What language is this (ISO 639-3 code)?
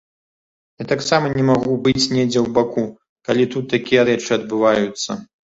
bel